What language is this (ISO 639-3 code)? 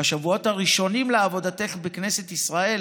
heb